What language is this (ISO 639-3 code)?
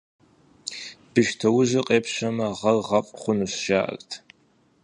kbd